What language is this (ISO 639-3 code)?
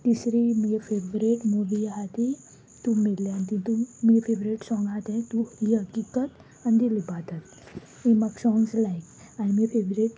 kok